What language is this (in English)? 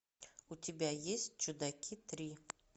Russian